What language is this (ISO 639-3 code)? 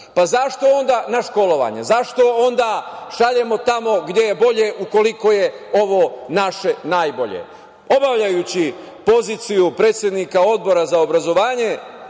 srp